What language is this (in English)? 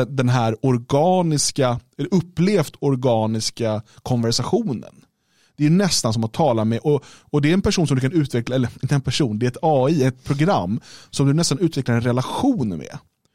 Swedish